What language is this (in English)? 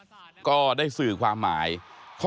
Thai